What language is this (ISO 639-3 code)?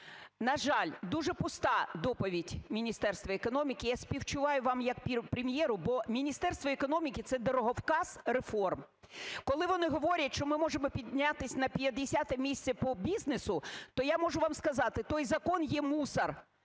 ukr